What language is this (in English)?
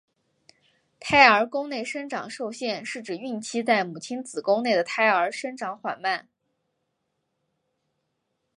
Chinese